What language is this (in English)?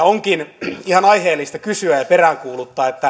Finnish